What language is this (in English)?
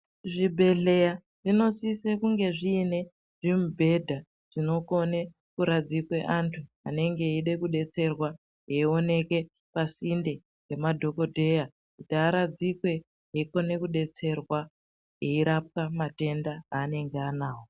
Ndau